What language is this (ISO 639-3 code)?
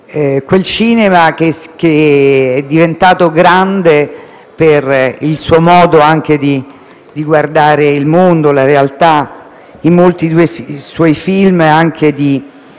ita